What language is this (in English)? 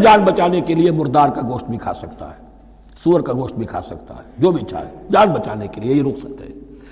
Urdu